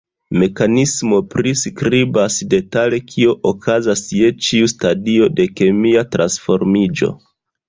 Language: Esperanto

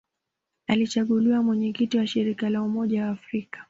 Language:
Swahili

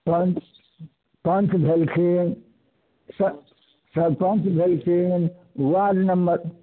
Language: Maithili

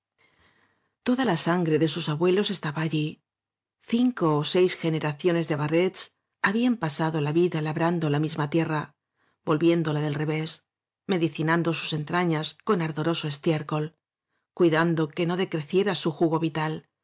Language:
Spanish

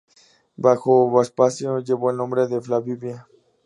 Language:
Spanish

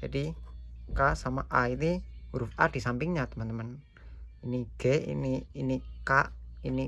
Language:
Indonesian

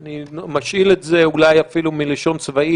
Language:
Hebrew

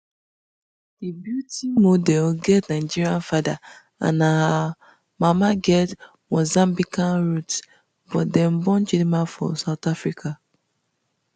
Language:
Nigerian Pidgin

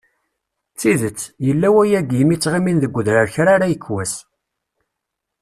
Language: Kabyle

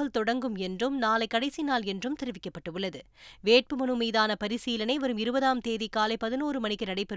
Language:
Tamil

